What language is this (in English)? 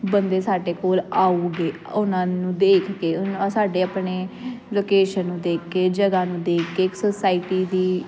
Punjabi